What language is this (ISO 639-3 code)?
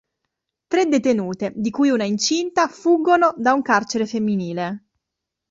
ita